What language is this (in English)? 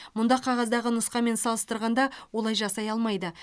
Kazakh